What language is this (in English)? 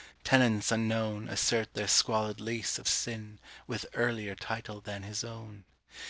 English